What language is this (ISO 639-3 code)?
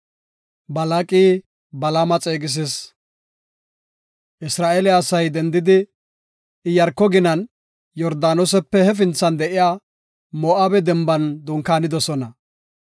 gof